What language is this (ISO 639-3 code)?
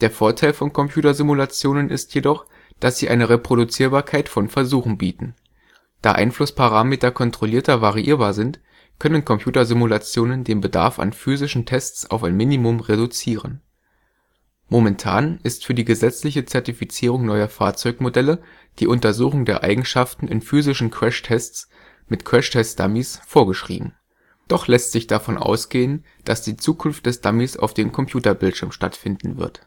deu